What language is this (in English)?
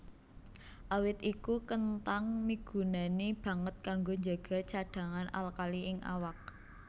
Javanese